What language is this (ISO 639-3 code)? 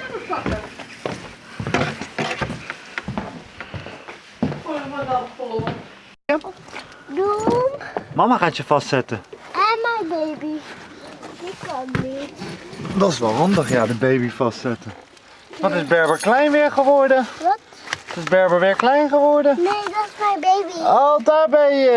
nld